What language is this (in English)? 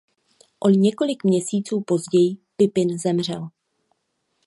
Czech